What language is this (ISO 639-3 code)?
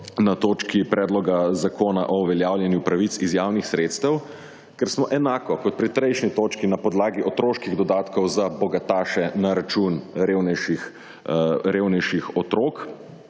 slv